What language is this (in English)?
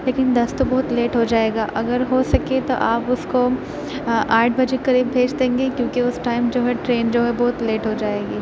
Urdu